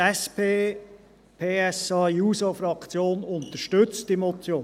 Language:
Swiss German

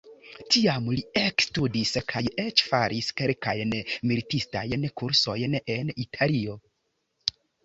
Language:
Esperanto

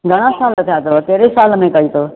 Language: Sindhi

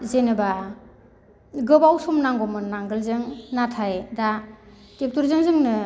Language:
Bodo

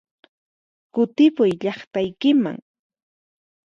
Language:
Puno Quechua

